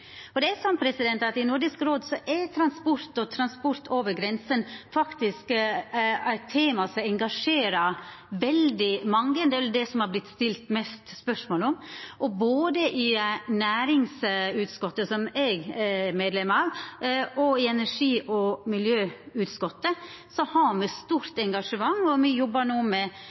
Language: Norwegian Nynorsk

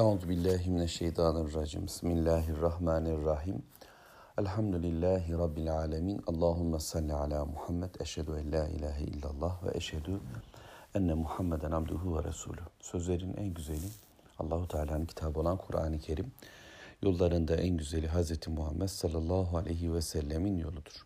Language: Turkish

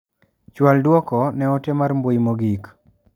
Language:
Luo (Kenya and Tanzania)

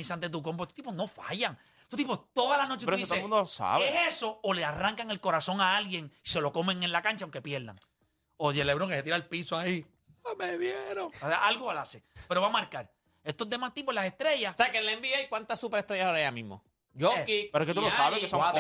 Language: Spanish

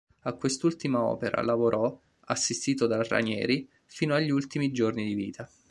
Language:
Italian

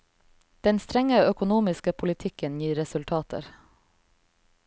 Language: Norwegian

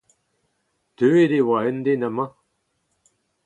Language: Breton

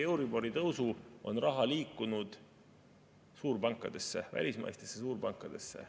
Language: Estonian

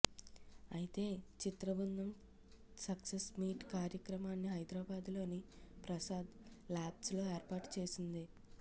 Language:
Telugu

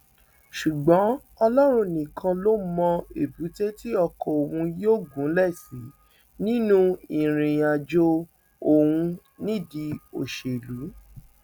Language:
Yoruba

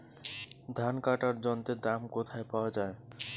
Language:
Bangla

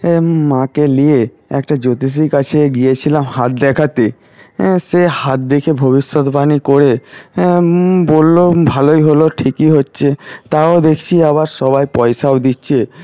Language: Bangla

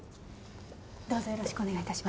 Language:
Japanese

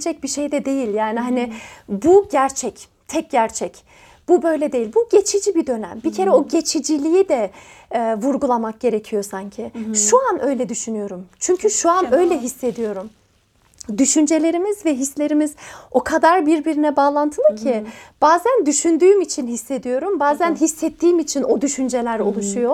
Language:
Turkish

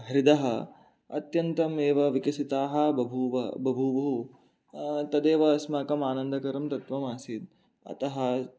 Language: Sanskrit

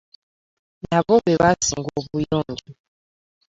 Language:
Ganda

